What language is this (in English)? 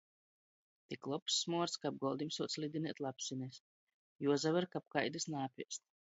Latgalian